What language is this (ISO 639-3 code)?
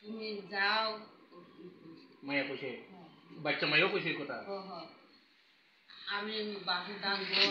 ron